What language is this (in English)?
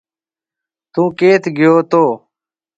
Marwari (Pakistan)